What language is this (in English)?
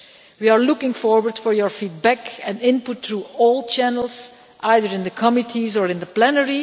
English